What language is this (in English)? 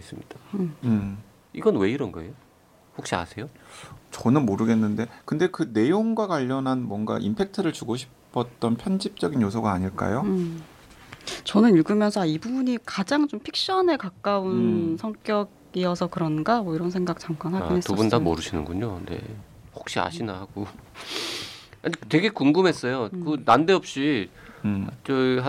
Korean